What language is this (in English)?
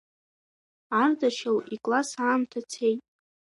Abkhazian